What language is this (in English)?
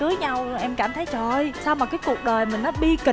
Vietnamese